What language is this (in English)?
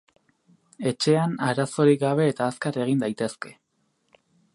Basque